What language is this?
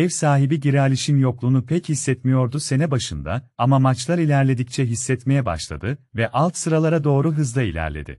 Turkish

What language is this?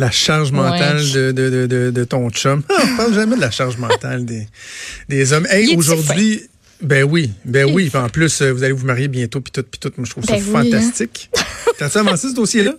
French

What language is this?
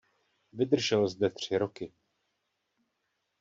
Czech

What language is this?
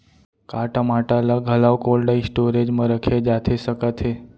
Chhattisgarhi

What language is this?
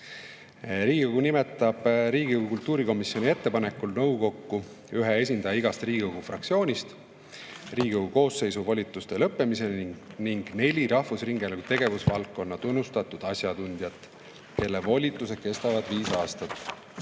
Estonian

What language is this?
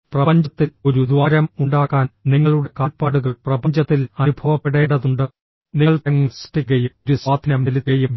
Malayalam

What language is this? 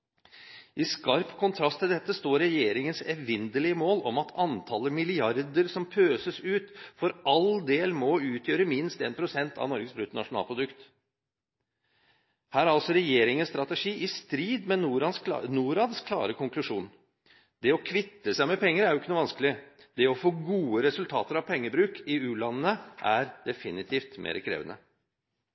Norwegian Bokmål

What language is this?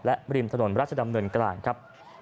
Thai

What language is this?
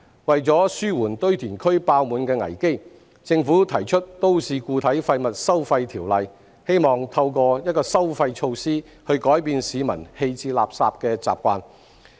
Cantonese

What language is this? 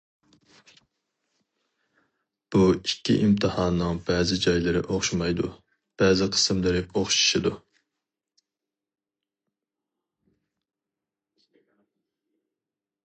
Uyghur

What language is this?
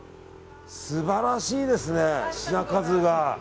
Japanese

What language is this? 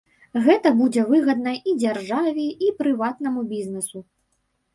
Belarusian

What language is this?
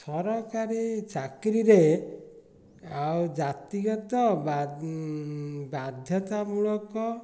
Odia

